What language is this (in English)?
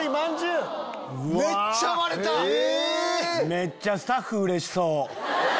Japanese